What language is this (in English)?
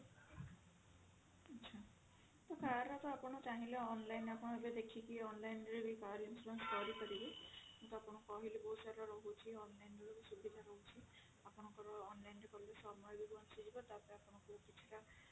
Odia